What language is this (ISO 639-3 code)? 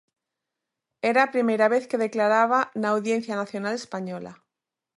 glg